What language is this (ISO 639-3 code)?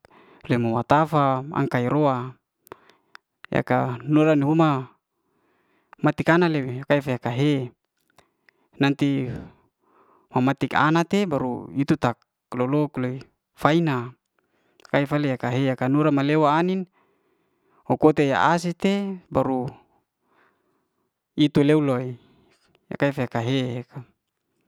ste